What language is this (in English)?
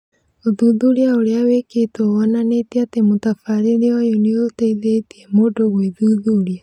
Kikuyu